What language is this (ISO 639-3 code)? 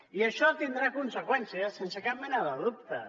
cat